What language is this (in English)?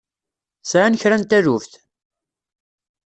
Kabyle